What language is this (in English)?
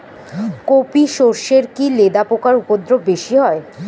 Bangla